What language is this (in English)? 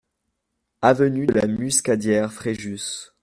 French